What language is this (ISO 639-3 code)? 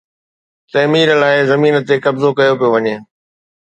snd